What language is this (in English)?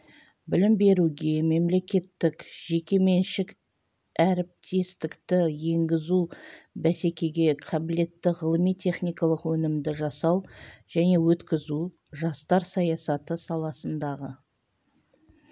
Kazakh